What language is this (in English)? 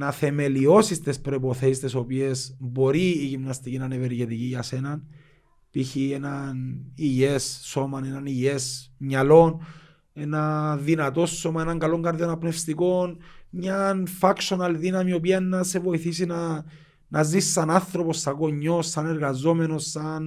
Greek